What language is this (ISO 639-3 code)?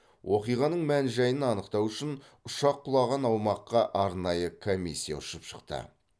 kaz